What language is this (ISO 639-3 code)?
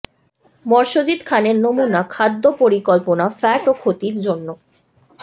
ben